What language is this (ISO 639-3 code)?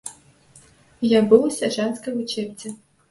bel